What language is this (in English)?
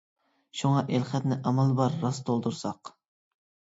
Uyghur